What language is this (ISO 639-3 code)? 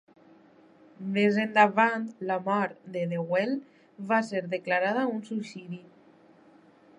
cat